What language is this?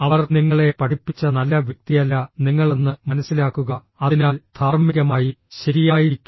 Malayalam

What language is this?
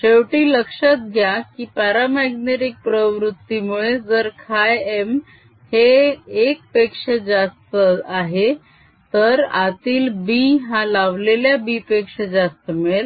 Marathi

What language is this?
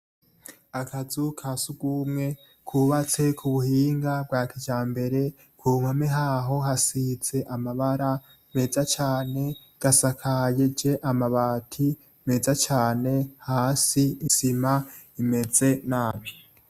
Rundi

